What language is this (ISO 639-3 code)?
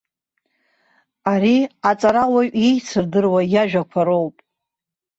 abk